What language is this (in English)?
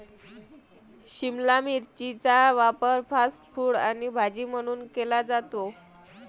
Marathi